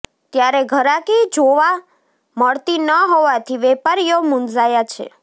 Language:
Gujarati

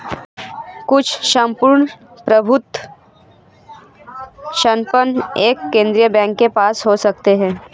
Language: Hindi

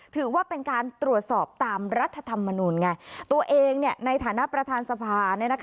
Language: Thai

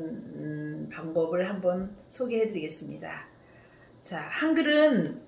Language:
Korean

